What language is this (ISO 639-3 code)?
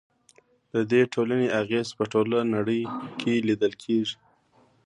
pus